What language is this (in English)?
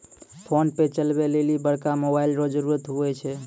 Maithili